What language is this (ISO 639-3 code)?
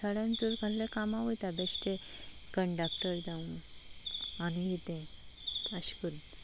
kok